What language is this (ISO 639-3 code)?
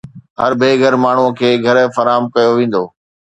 snd